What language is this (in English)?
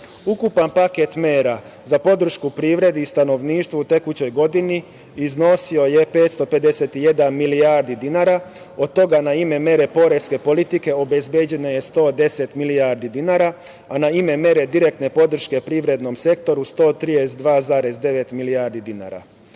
Serbian